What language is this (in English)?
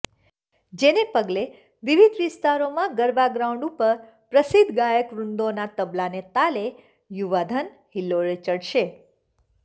Gujarati